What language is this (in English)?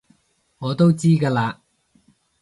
Cantonese